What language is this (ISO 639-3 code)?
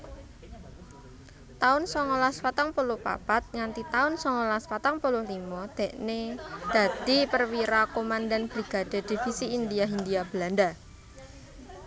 jav